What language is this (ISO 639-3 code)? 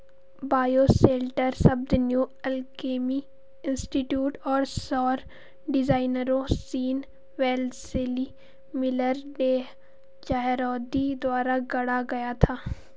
hin